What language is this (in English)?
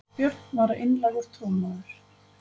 Icelandic